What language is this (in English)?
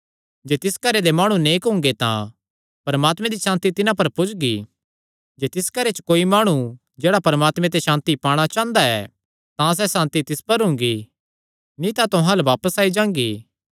Kangri